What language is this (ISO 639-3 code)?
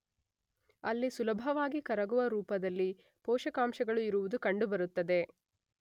kan